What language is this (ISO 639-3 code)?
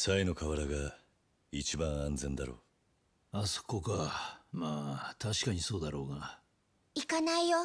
jpn